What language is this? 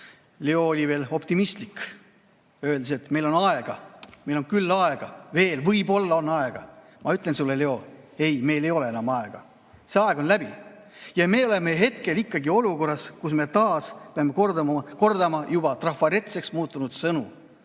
Estonian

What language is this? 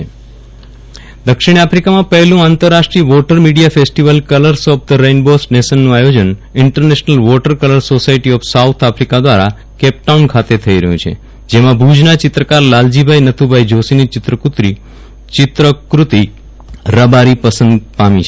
Gujarati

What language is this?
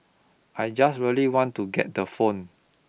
English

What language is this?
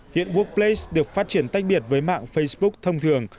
Vietnamese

